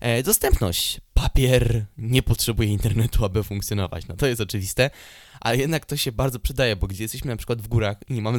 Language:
Polish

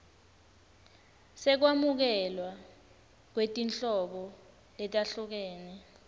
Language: Swati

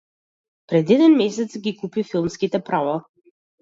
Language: Macedonian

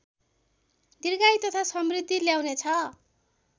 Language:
Nepali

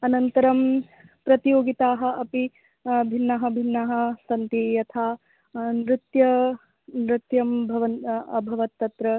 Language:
Sanskrit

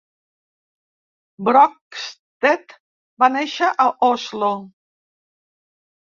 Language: Catalan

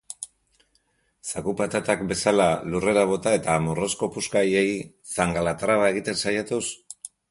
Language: Basque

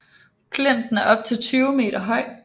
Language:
Danish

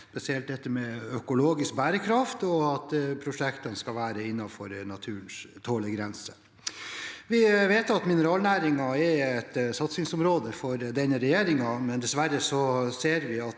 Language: Norwegian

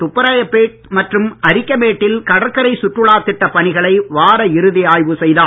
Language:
Tamil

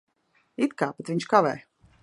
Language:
Latvian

